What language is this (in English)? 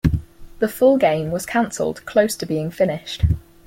English